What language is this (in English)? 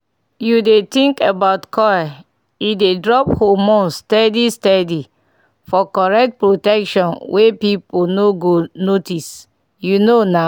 Nigerian Pidgin